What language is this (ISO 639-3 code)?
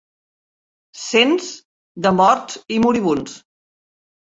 cat